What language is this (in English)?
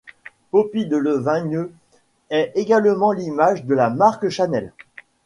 French